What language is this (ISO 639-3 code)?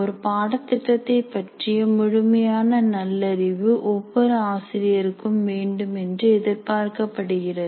tam